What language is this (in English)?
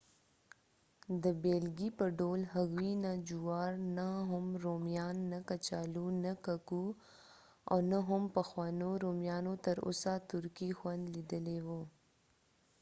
Pashto